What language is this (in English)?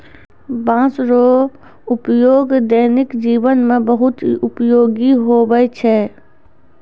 Maithili